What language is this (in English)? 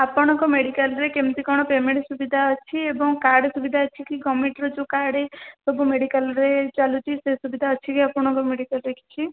Odia